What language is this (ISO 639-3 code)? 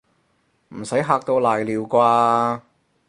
yue